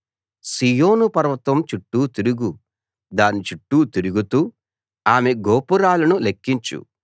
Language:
Telugu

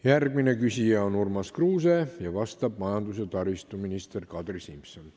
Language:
Estonian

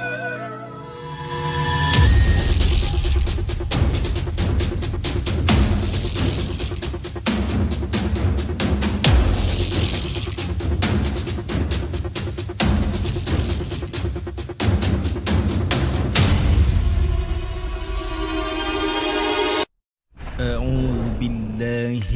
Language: Malay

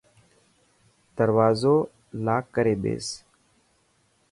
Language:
Dhatki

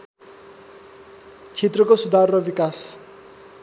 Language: Nepali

